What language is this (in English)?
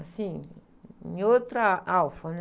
Portuguese